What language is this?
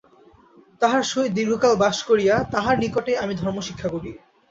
Bangla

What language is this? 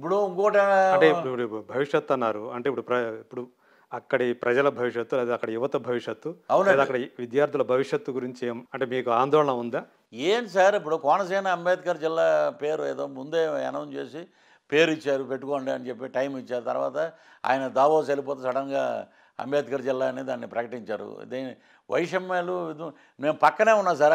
Telugu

